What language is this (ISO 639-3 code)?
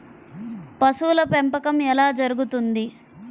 tel